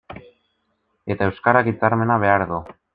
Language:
Basque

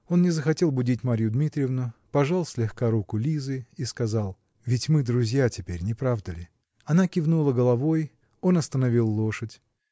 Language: Russian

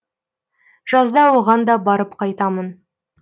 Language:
Kazakh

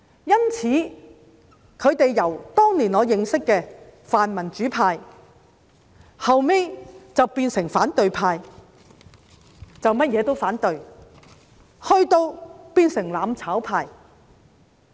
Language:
Cantonese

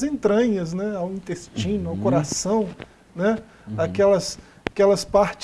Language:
Portuguese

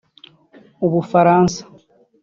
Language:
Kinyarwanda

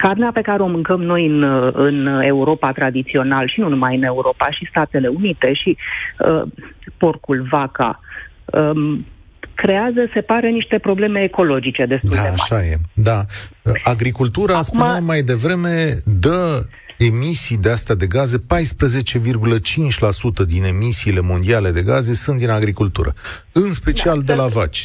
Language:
Romanian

